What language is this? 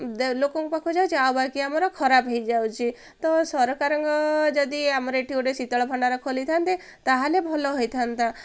Odia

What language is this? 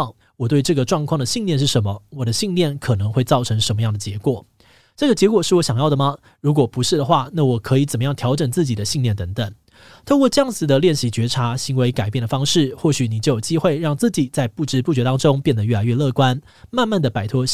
Chinese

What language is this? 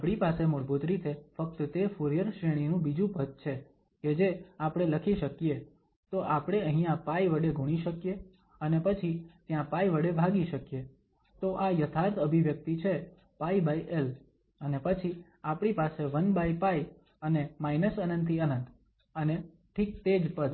Gujarati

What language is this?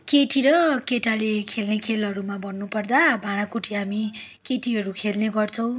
Nepali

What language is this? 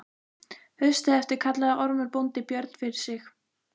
Icelandic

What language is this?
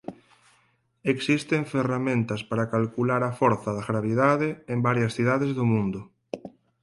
Galician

